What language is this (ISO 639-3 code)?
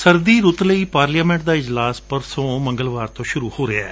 pan